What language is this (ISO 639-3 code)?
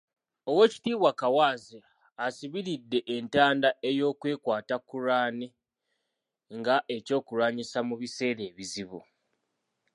lug